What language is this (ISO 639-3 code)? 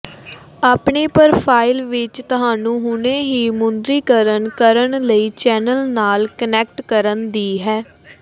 pan